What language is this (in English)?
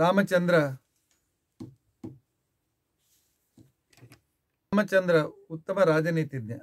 Kannada